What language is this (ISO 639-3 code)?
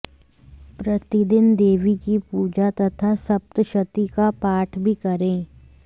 san